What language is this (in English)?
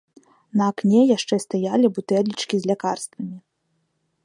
Belarusian